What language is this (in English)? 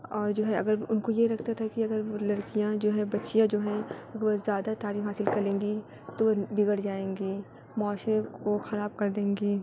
Urdu